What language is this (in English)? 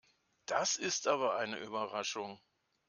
German